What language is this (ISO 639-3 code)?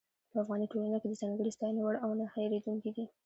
pus